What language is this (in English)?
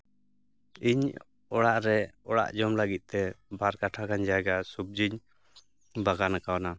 Santali